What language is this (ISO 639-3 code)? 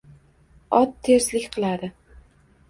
uzb